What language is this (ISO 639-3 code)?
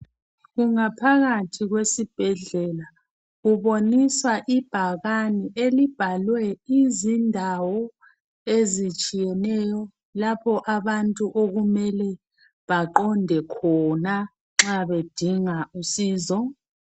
nde